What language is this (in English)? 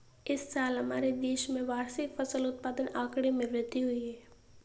Hindi